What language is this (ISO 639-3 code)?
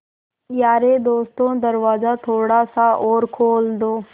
hin